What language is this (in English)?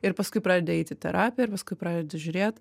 Lithuanian